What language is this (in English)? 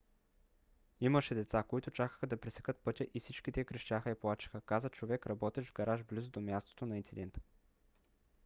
Bulgarian